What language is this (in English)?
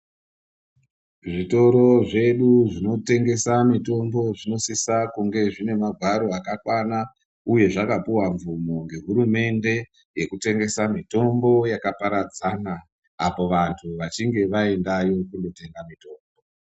Ndau